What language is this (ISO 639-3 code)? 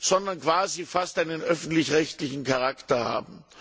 deu